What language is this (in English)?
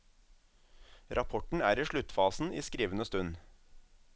Norwegian